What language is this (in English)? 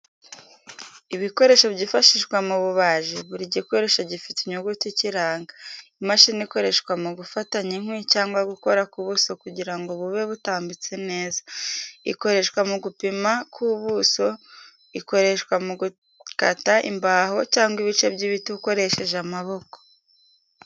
Kinyarwanda